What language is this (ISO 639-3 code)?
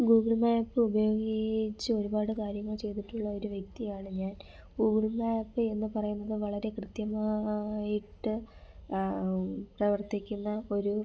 mal